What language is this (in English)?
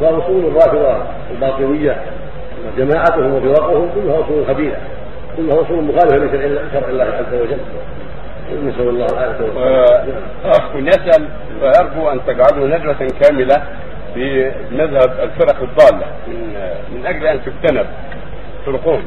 Arabic